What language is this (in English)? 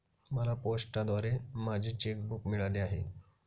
Marathi